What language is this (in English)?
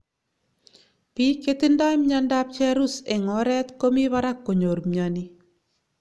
Kalenjin